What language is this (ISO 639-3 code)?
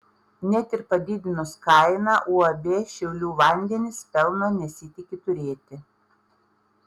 lit